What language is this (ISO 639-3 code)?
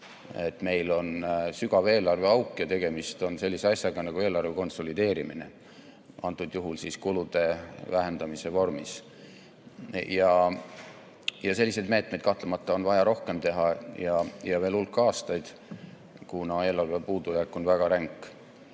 est